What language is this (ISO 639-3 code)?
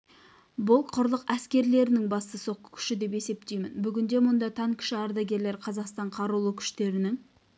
kaz